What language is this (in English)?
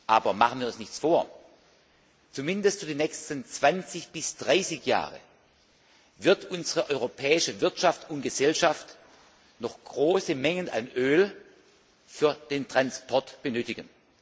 German